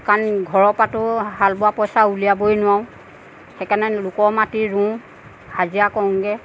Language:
Assamese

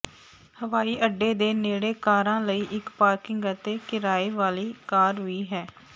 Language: Punjabi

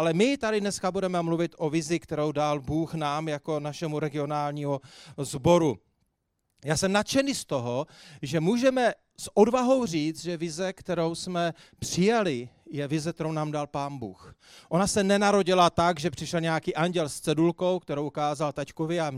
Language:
Czech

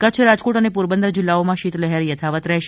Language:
Gujarati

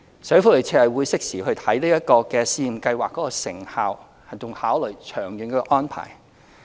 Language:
Cantonese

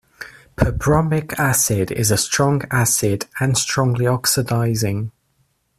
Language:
English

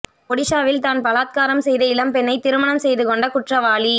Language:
Tamil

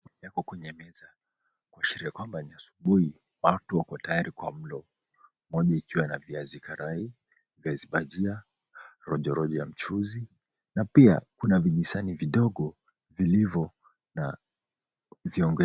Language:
Swahili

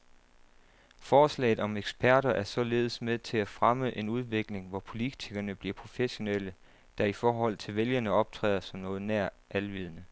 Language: Danish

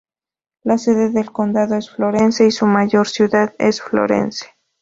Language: Spanish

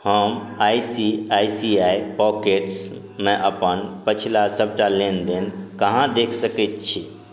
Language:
Maithili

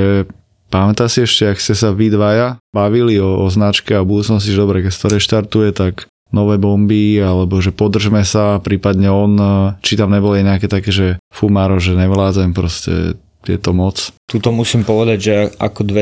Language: Slovak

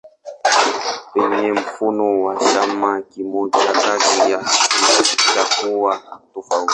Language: Swahili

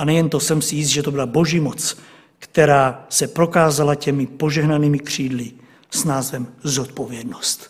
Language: Czech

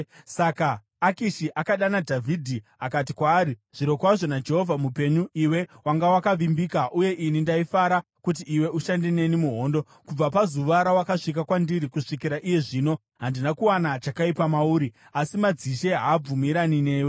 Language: Shona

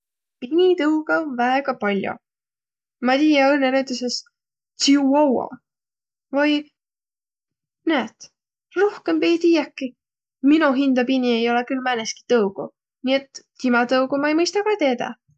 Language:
Võro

